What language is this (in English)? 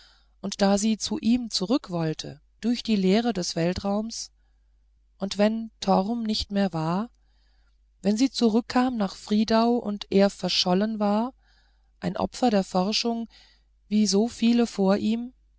German